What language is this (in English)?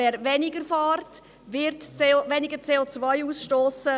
Swiss German